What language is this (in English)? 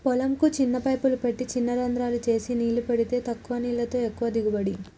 Telugu